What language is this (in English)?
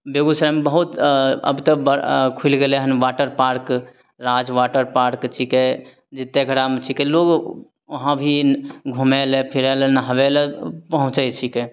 Maithili